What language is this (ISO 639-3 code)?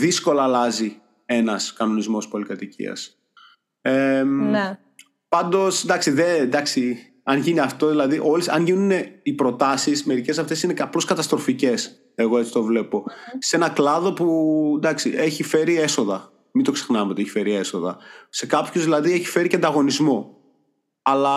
ell